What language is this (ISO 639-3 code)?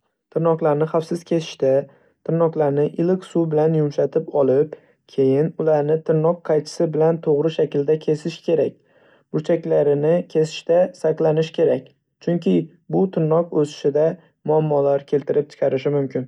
uzb